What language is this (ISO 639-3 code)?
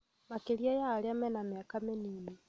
kik